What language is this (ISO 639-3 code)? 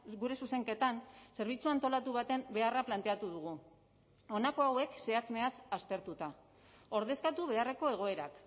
eus